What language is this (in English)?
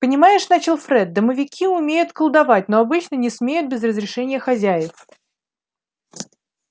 Russian